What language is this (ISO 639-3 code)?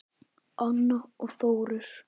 isl